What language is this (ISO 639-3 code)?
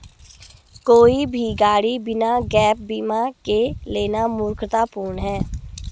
hin